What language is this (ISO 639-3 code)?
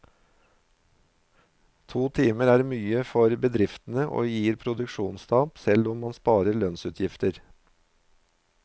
nor